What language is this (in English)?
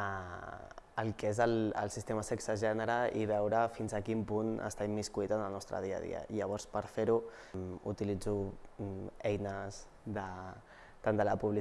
Catalan